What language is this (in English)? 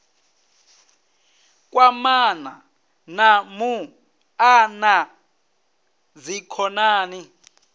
Venda